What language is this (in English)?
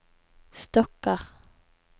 Norwegian